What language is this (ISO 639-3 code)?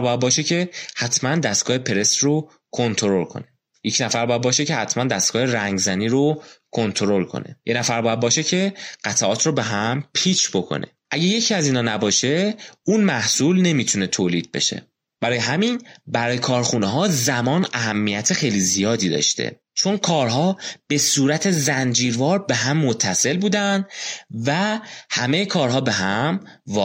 fas